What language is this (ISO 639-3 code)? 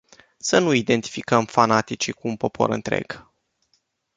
ron